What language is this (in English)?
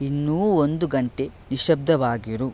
Kannada